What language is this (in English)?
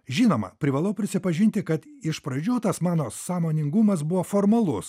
Lithuanian